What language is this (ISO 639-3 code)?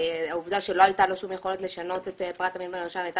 heb